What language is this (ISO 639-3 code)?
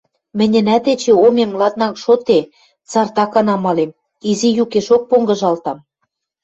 mrj